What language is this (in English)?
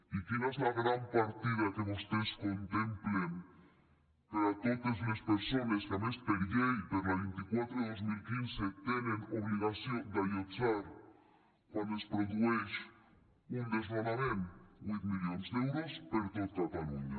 Catalan